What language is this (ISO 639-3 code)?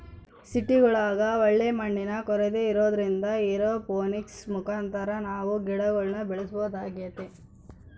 kan